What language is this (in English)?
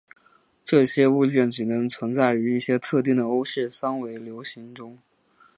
Chinese